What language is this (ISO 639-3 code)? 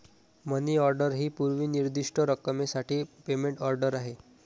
mar